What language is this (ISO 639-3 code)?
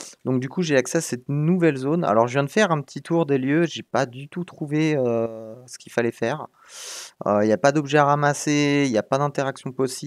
fra